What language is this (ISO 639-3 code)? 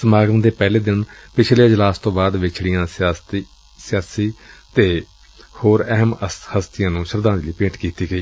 pan